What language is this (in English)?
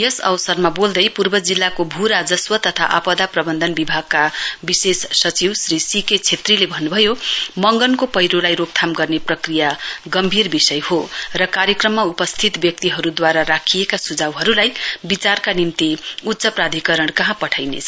Nepali